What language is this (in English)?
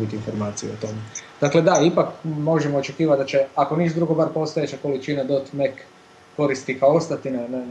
Croatian